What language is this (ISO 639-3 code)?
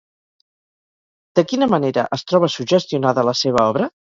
cat